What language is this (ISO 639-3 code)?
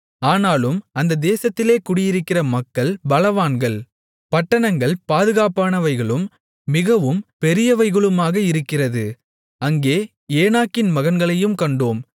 tam